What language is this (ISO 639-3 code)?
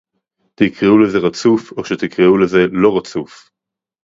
heb